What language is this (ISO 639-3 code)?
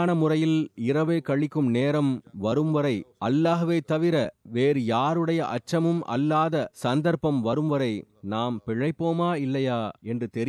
tam